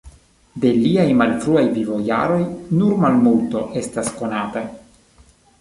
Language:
Esperanto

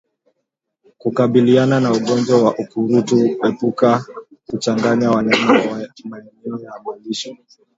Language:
Swahili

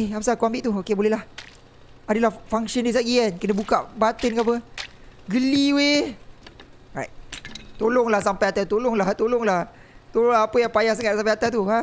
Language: Malay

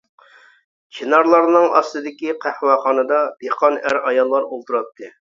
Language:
Uyghur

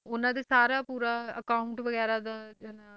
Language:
Punjabi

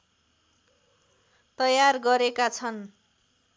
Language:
Nepali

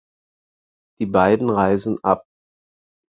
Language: German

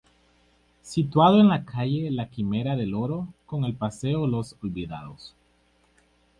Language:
Spanish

